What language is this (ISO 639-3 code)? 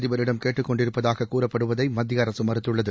tam